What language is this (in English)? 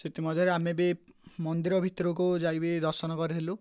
Odia